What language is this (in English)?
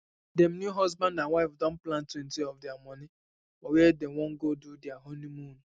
Nigerian Pidgin